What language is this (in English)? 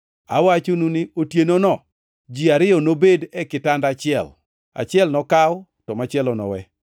Luo (Kenya and Tanzania)